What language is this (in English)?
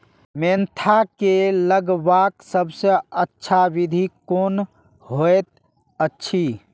Maithili